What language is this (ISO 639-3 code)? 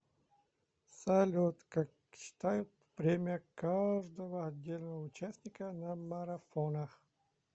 rus